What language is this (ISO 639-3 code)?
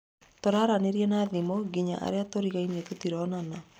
kik